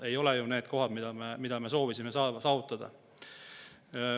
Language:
Estonian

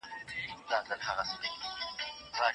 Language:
Pashto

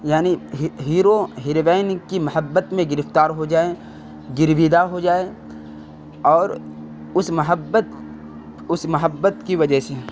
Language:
Urdu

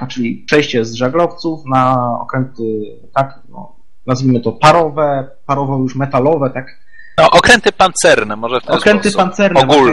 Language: Polish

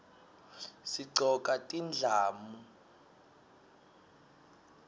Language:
Swati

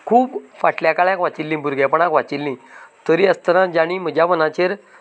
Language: Konkani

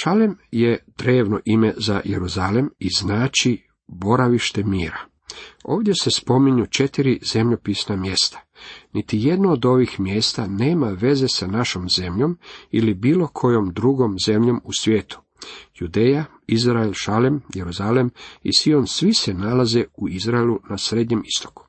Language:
Croatian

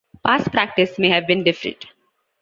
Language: English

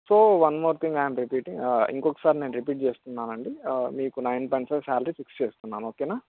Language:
Telugu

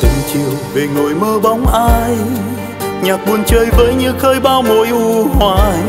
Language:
Vietnamese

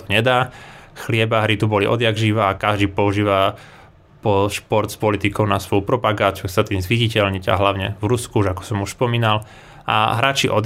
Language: Slovak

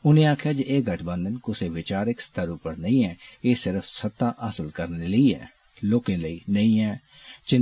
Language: Dogri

